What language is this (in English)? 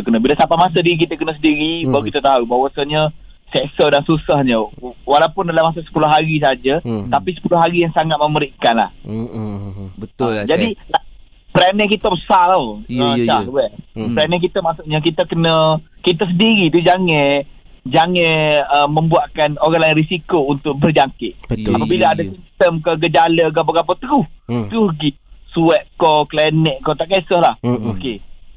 Malay